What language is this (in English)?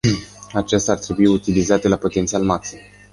Romanian